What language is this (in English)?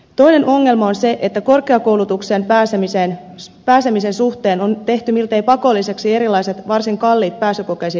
Finnish